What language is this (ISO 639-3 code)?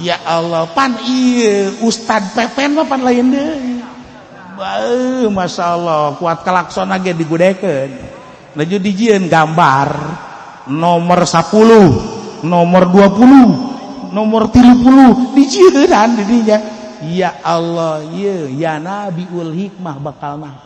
ind